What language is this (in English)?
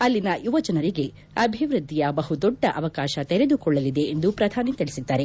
Kannada